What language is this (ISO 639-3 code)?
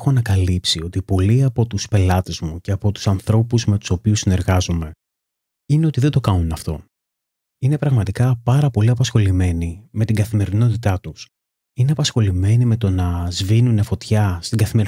ell